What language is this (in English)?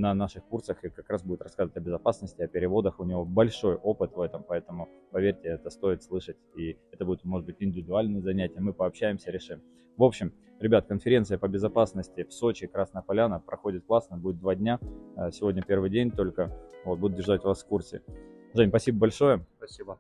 Russian